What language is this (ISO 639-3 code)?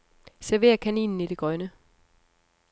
dan